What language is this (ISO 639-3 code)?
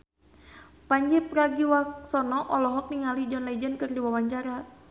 sun